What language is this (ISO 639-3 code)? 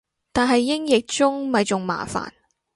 yue